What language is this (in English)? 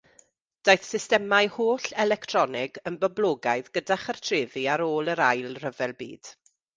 Welsh